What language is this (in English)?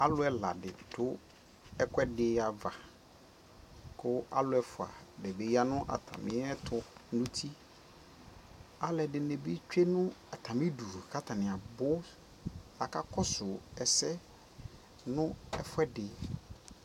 Ikposo